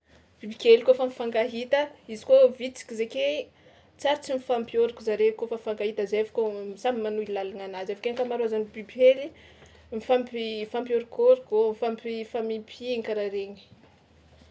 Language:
Tsimihety Malagasy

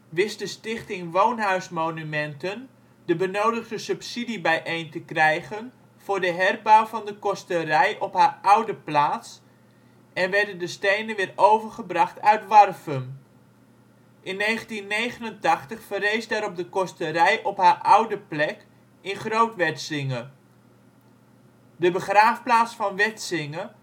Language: Dutch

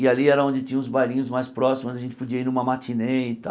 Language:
Portuguese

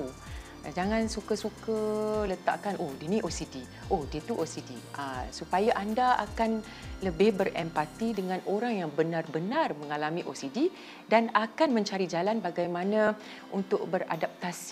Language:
Malay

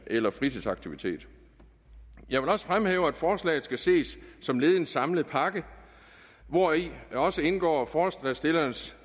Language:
Danish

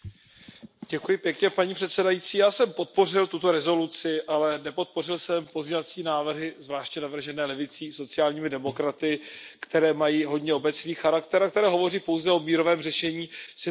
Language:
Czech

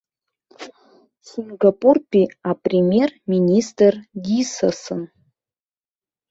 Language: Abkhazian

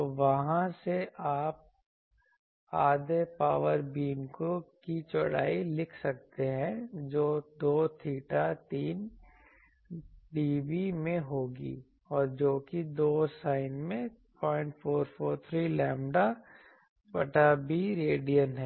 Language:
Hindi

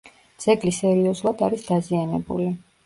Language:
Georgian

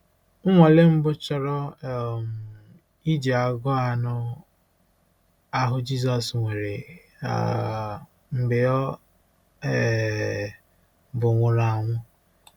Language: Igbo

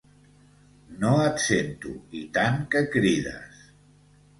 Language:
Catalan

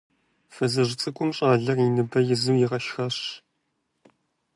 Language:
Kabardian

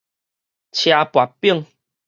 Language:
Min Nan Chinese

